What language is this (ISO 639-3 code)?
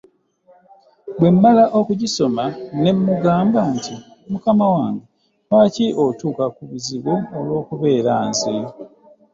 lug